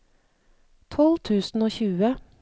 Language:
Norwegian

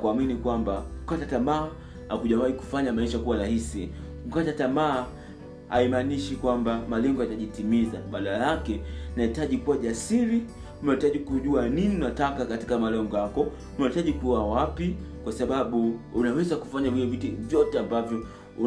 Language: Swahili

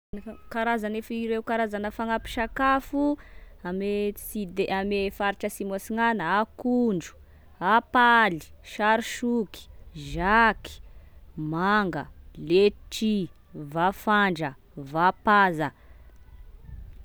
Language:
Tesaka Malagasy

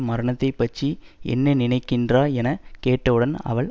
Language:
Tamil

